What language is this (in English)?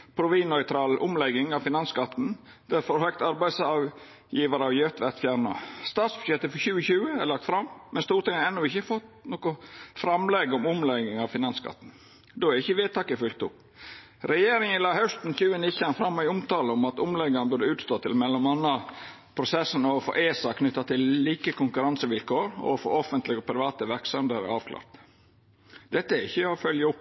Norwegian Nynorsk